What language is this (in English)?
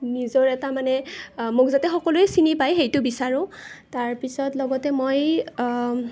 Assamese